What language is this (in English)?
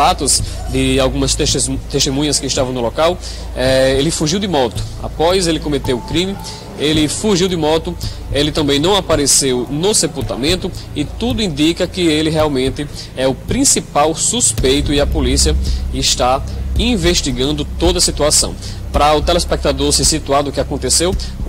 Portuguese